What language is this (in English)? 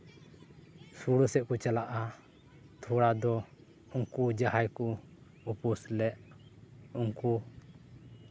Santali